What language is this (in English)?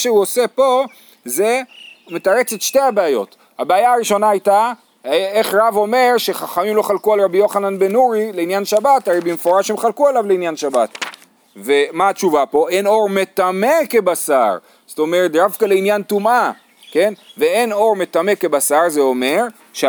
Hebrew